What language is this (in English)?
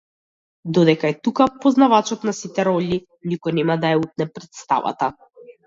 Macedonian